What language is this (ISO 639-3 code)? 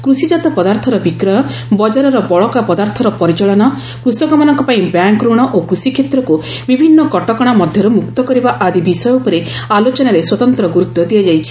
ori